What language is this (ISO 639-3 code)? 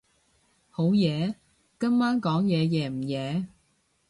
yue